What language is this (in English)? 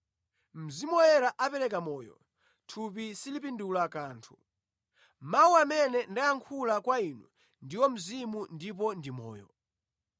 Nyanja